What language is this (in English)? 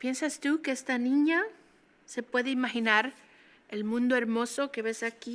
Spanish